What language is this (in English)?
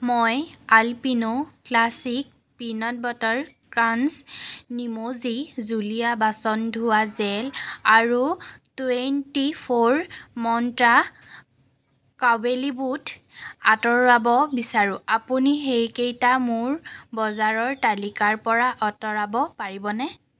Assamese